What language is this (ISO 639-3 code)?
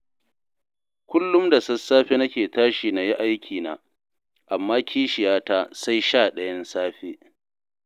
hau